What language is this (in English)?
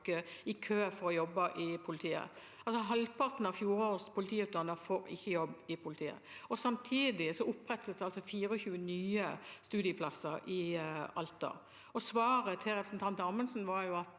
Norwegian